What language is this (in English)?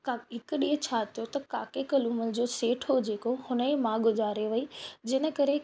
Sindhi